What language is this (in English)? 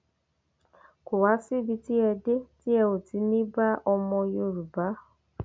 Yoruba